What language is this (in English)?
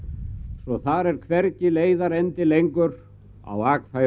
Icelandic